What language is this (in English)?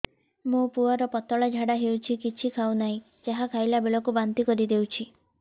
Odia